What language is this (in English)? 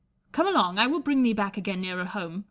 English